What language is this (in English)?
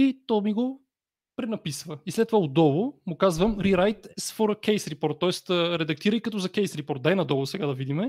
Bulgarian